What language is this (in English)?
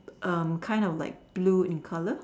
English